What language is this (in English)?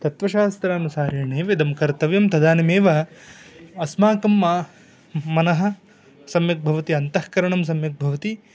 Sanskrit